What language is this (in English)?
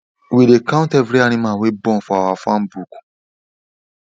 Nigerian Pidgin